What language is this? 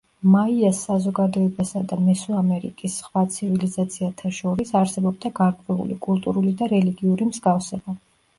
Georgian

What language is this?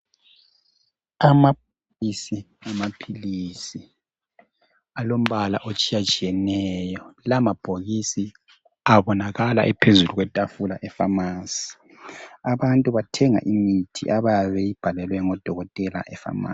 North Ndebele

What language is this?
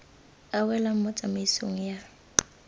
Tswana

